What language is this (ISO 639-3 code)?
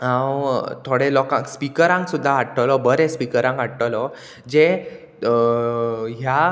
kok